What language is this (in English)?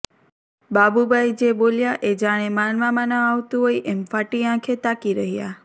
Gujarati